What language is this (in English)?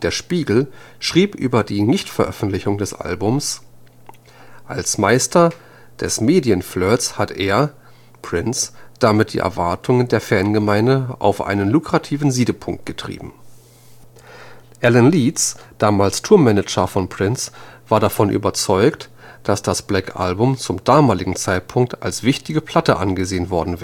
German